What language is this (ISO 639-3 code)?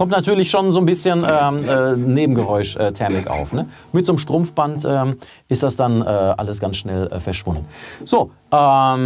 deu